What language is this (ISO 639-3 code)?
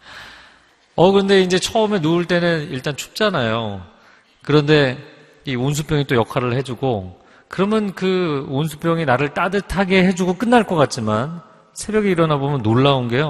kor